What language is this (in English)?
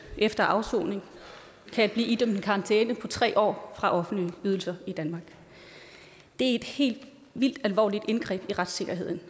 Danish